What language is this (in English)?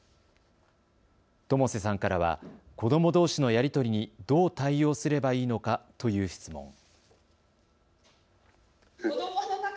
Japanese